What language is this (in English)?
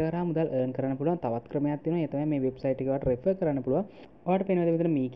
Indonesian